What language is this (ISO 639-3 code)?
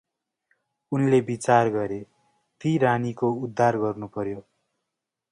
nep